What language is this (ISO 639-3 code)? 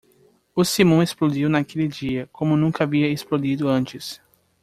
por